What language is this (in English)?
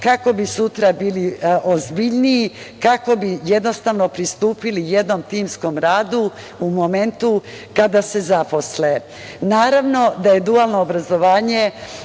Serbian